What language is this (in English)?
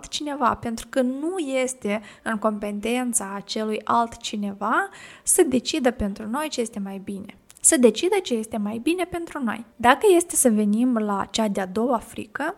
Romanian